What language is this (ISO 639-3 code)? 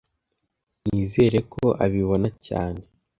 kin